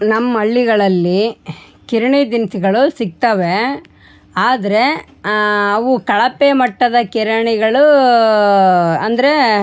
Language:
Kannada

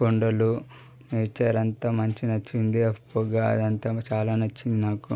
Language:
Telugu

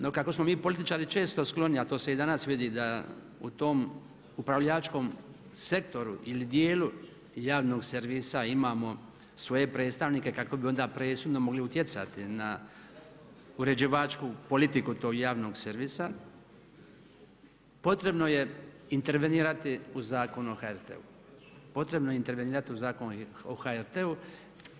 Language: Croatian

